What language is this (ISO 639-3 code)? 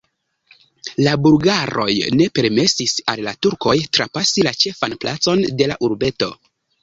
epo